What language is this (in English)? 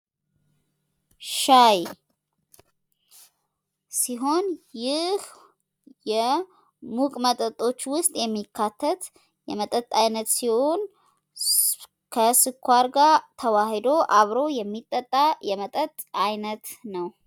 Amharic